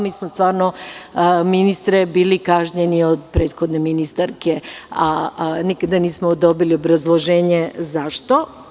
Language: Serbian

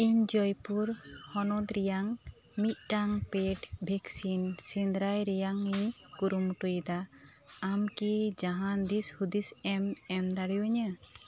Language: Santali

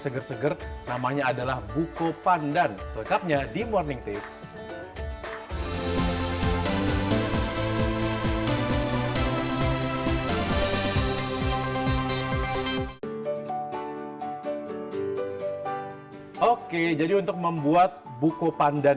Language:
Indonesian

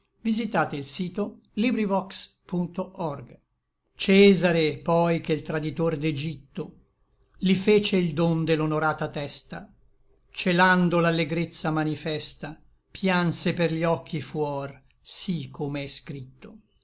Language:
Italian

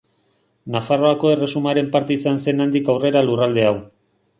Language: Basque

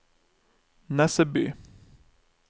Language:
Norwegian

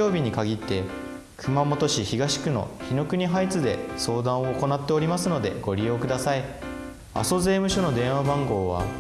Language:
Japanese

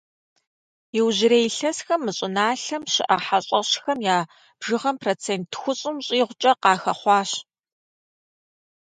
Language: Kabardian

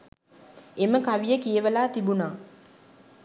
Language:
Sinhala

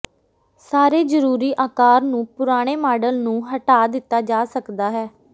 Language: Punjabi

